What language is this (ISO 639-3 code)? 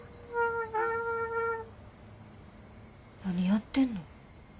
jpn